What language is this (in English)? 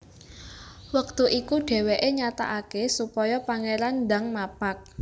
Javanese